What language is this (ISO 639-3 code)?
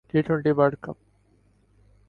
urd